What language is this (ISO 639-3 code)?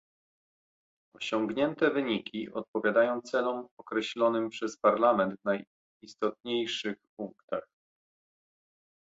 pol